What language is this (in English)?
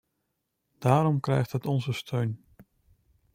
Dutch